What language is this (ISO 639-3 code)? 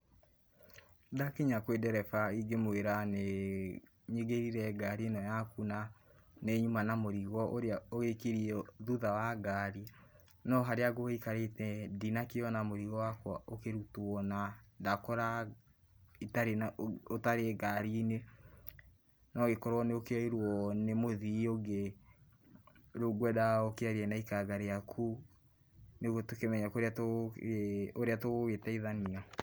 kik